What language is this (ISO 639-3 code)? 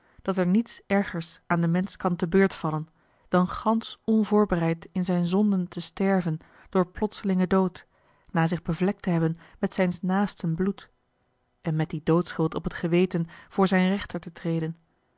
nld